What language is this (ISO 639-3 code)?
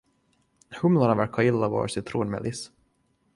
swe